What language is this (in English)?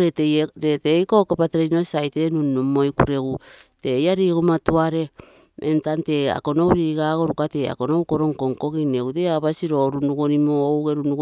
Terei